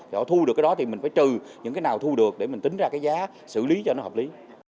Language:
Vietnamese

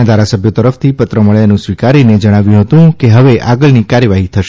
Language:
Gujarati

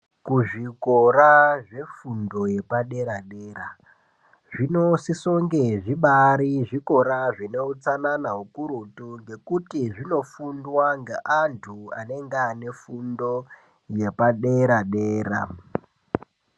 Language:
Ndau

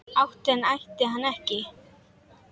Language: Icelandic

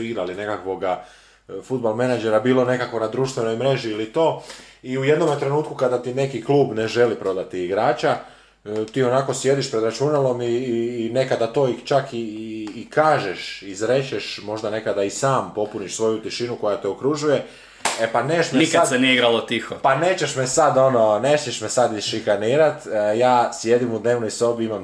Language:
Croatian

